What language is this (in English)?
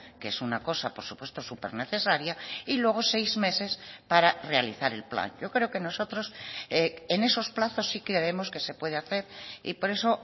Spanish